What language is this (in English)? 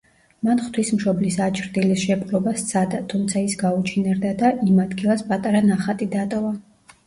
Georgian